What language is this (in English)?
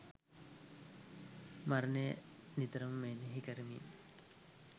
Sinhala